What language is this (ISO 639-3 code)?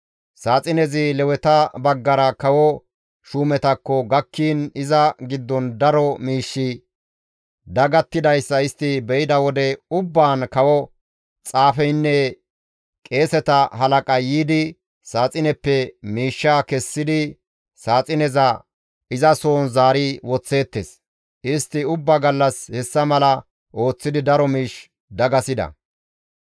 gmv